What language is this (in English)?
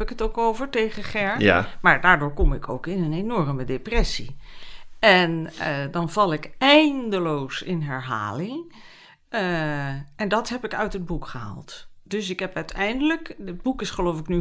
Dutch